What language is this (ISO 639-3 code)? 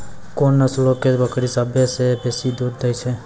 mai